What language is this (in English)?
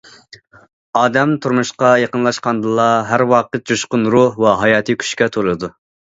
Uyghur